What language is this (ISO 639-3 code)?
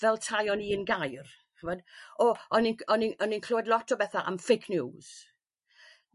cym